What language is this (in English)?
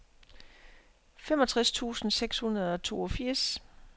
Danish